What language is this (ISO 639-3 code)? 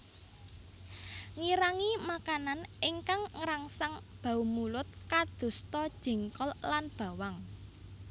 jav